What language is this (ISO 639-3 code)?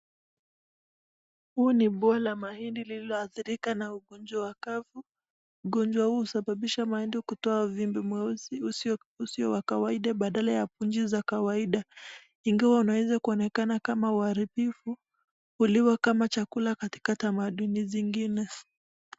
swa